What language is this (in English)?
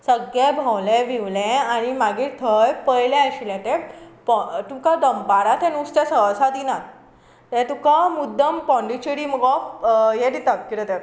Konkani